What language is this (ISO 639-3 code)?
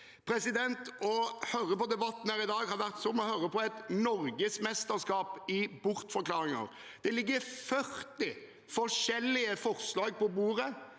nor